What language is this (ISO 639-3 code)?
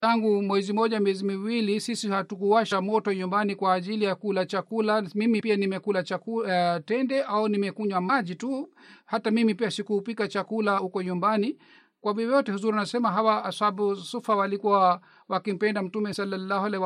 swa